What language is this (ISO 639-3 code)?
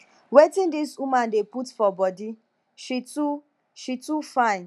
pcm